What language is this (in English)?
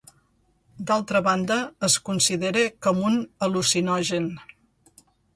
Catalan